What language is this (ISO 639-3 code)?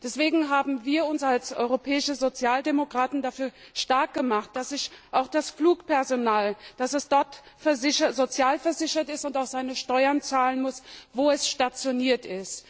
deu